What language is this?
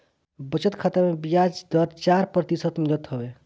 Bhojpuri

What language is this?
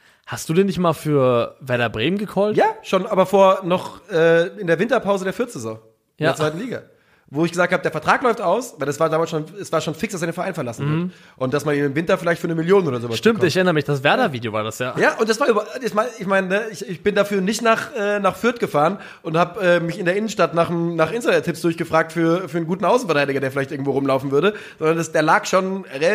German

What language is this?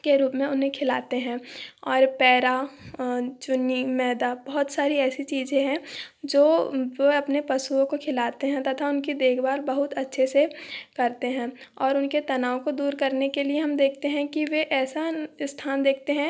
Hindi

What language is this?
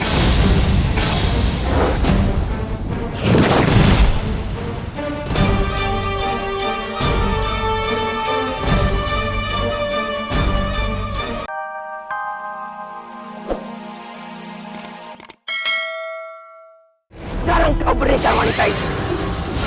Indonesian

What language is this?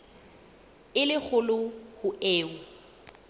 Southern Sotho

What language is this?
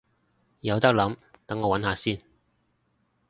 Cantonese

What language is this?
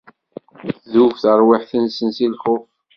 Kabyle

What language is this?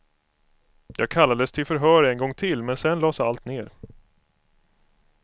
Swedish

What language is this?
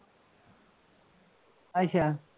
Punjabi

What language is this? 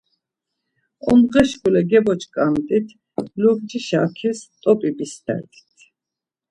Laz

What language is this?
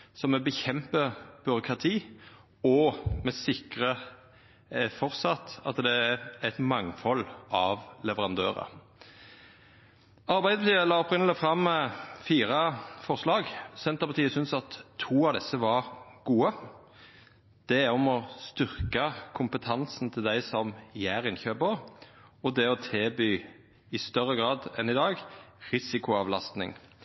Norwegian Nynorsk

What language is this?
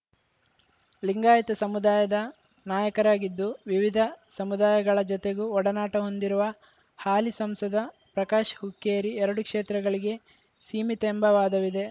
Kannada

